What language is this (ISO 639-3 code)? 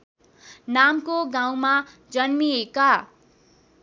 nep